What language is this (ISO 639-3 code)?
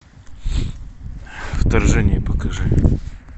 rus